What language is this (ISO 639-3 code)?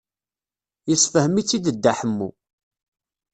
kab